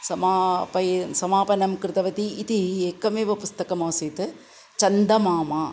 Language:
Sanskrit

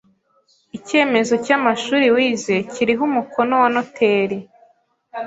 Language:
Kinyarwanda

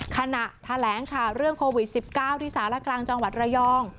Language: Thai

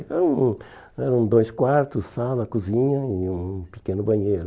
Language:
Portuguese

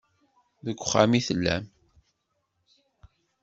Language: Kabyle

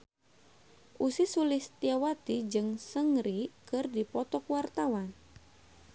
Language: Sundanese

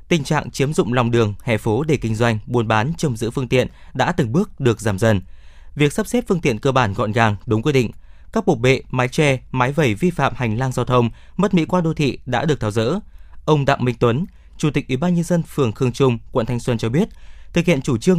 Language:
Vietnamese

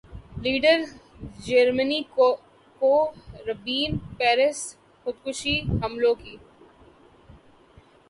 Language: Urdu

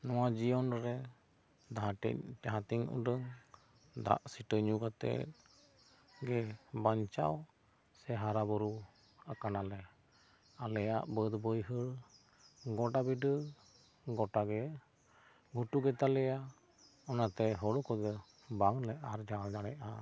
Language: Santali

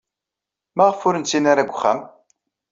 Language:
Kabyle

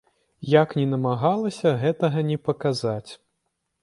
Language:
Belarusian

